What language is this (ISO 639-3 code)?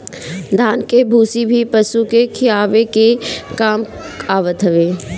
bho